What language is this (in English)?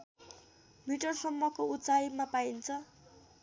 Nepali